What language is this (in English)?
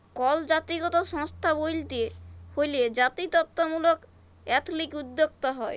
Bangla